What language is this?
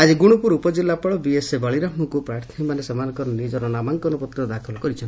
Odia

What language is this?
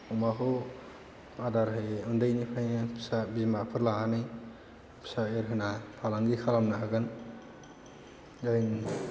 Bodo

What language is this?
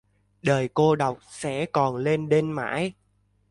Vietnamese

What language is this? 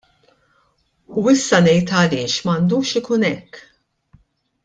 Maltese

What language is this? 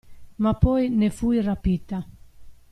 Italian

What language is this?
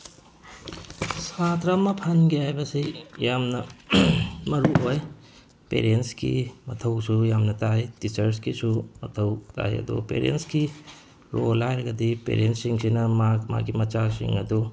Manipuri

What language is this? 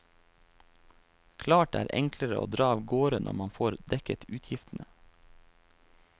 Norwegian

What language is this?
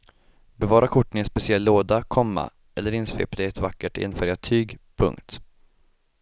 Swedish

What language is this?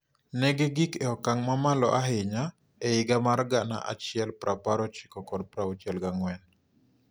Luo (Kenya and Tanzania)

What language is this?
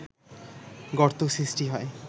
Bangla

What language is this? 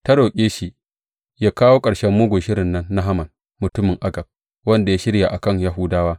Hausa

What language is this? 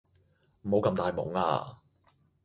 Cantonese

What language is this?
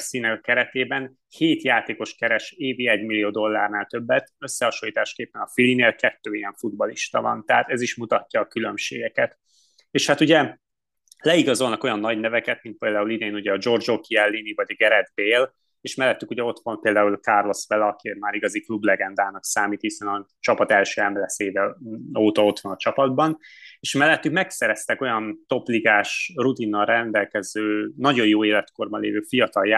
Hungarian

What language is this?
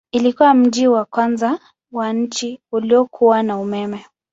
Swahili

